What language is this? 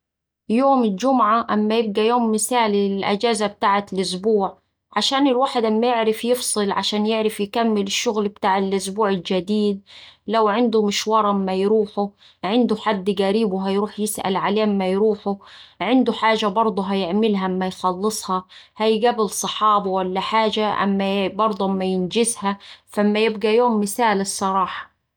Saidi Arabic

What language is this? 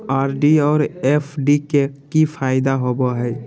Magahi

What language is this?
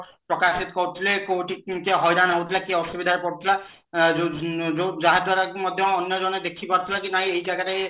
Odia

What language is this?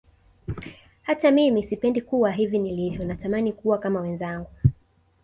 Swahili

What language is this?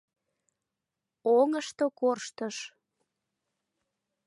Mari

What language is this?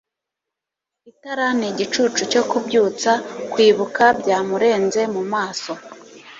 Kinyarwanda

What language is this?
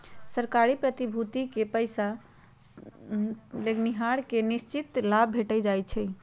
Magahi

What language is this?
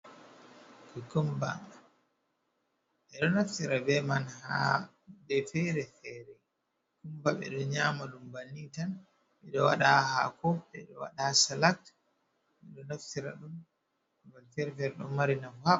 Fula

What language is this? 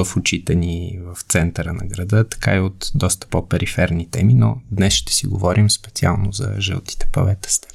Bulgarian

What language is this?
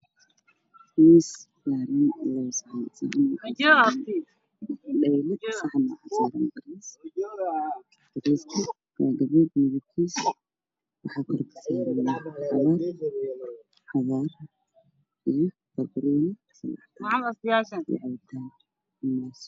Somali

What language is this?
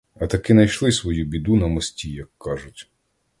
Ukrainian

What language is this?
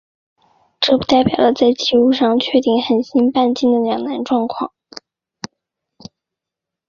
Chinese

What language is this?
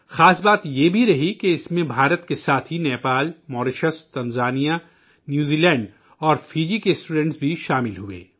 Urdu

